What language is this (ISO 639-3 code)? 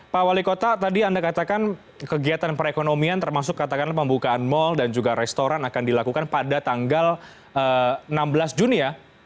ind